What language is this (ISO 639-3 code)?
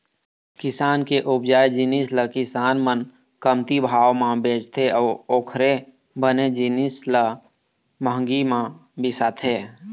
hne